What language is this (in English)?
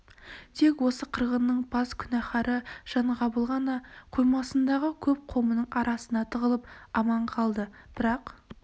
Kazakh